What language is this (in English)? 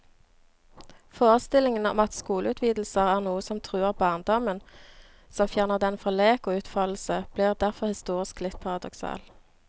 Norwegian